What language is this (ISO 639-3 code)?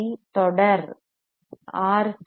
tam